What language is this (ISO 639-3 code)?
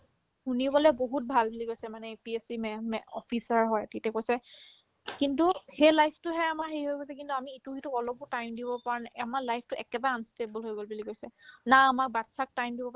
asm